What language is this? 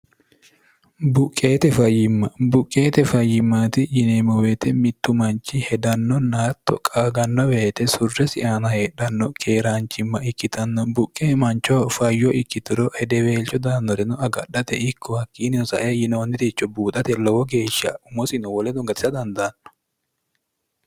Sidamo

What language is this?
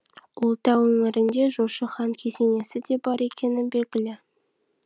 Kazakh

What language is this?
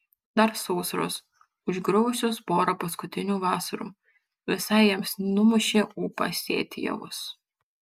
Lithuanian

